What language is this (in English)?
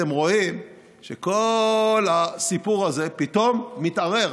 Hebrew